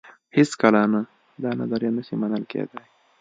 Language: Pashto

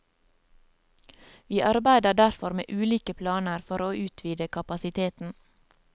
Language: Norwegian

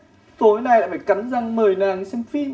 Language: Vietnamese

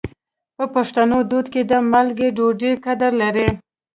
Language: Pashto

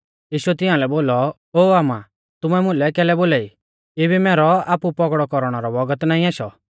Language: Mahasu Pahari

